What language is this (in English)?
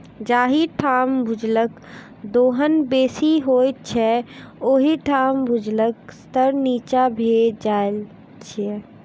Maithili